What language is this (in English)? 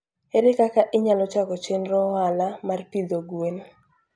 Luo (Kenya and Tanzania)